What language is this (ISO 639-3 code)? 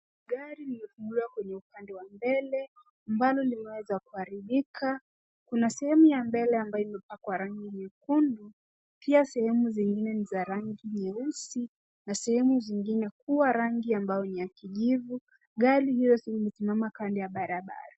swa